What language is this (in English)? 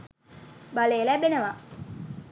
Sinhala